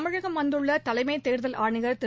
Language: Tamil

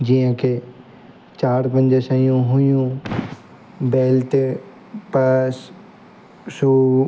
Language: Sindhi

